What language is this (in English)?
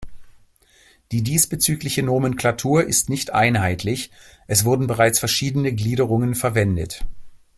German